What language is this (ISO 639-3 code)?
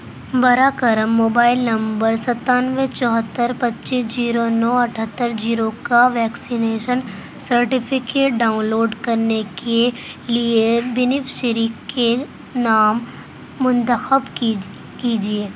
urd